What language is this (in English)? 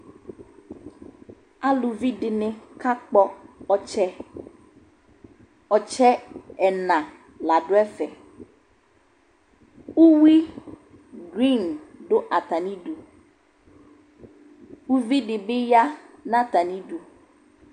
Ikposo